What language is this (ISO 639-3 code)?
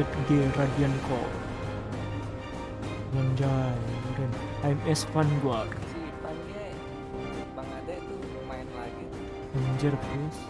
ind